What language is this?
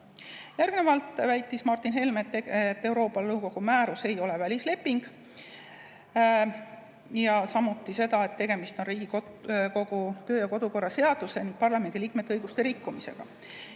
Estonian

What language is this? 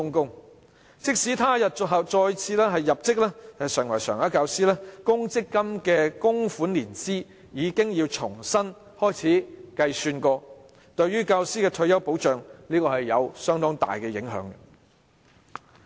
Cantonese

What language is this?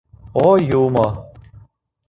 Mari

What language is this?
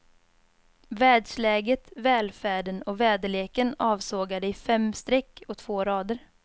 Swedish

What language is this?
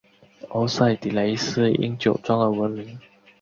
Chinese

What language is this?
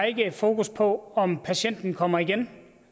Danish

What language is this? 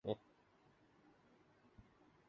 Urdu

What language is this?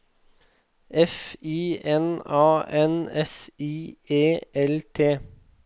Norwegian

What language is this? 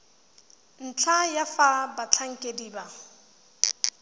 Tswana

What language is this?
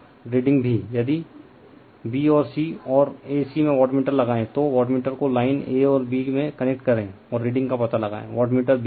Hindi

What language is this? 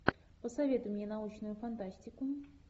Russian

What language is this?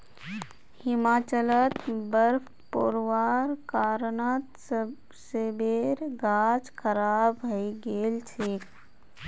Magahi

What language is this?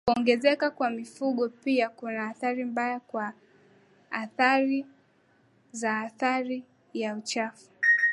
Swahili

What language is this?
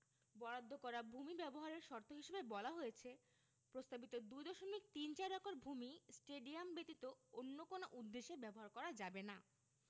Bangla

